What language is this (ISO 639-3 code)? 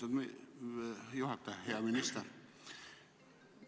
est